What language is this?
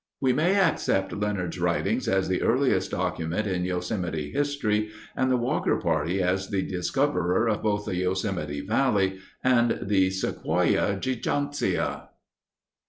English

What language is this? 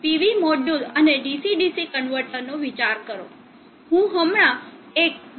Gujarati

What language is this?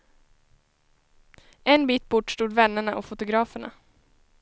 Swedish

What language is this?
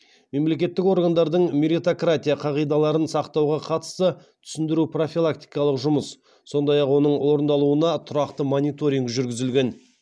Kazakh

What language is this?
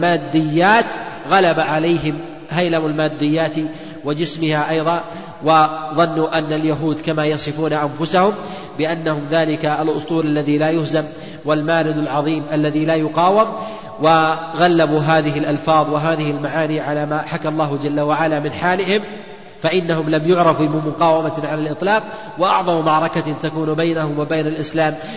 Arabic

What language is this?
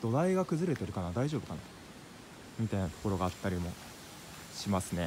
Japanese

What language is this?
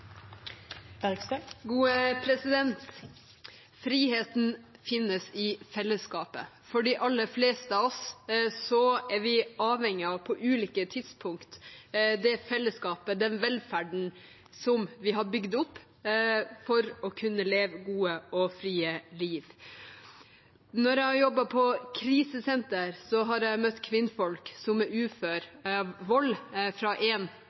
Norwegian Bokmål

